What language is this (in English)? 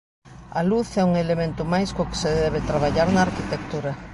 Galician